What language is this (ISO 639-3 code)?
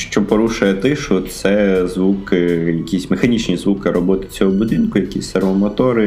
ukr